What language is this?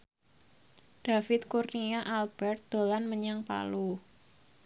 Javanese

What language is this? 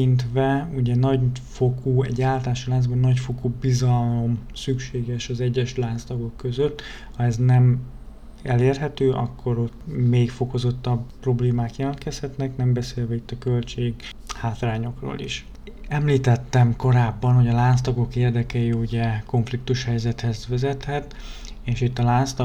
Hungarian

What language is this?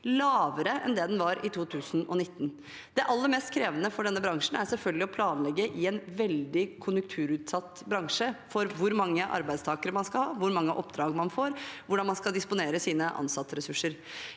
Norwegian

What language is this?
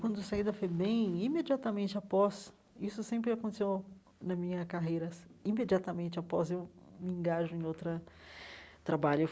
Portuguese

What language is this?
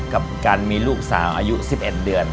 Thai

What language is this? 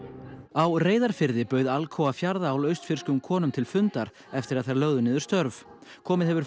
Icelandic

